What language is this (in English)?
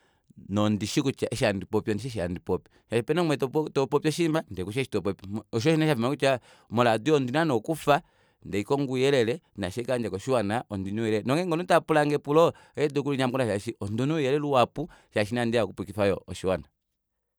Kuanyama